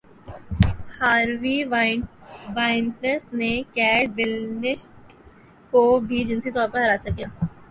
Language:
Urdu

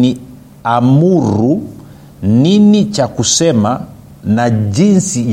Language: Swahili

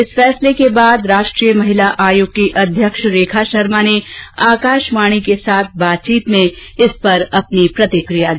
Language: Hindi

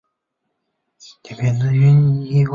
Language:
Chinese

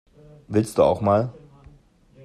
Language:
German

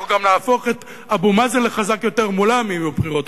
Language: Hebrew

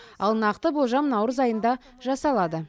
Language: Kazakh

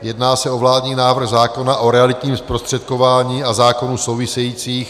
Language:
Czech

